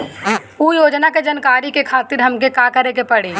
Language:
Bhojpuri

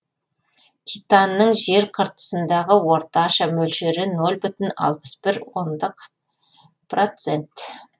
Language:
Kazakh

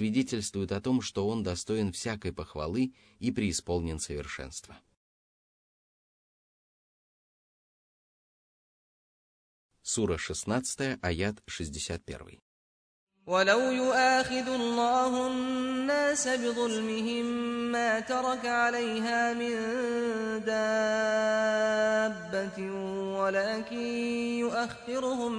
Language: Russian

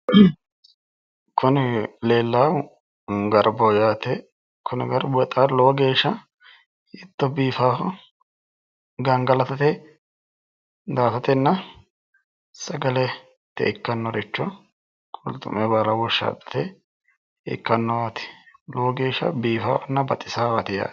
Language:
Sidamo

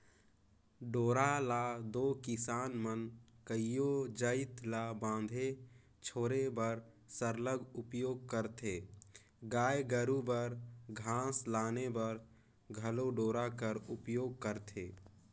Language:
Chhattisgarhi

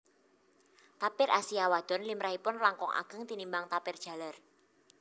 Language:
Javanese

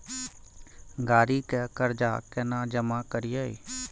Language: Maithili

